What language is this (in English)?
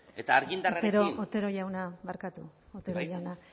Basque